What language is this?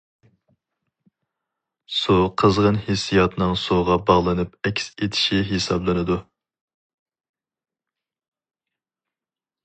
Uyghur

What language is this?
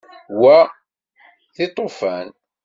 Kabyle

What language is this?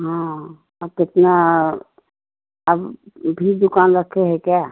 Hindi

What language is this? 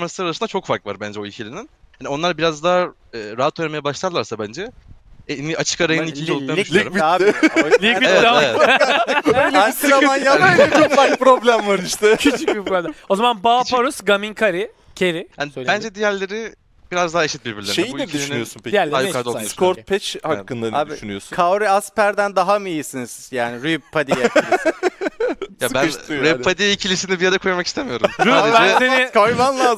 Turkish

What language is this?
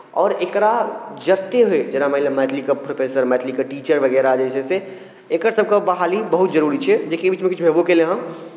Maithili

